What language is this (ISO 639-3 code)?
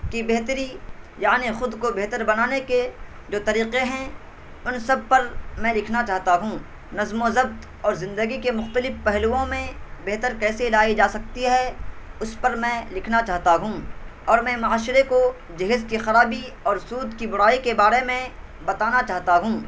urd